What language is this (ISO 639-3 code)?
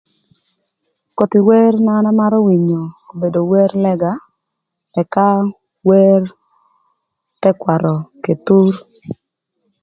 lth